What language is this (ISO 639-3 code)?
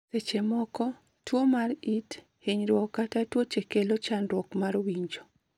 luo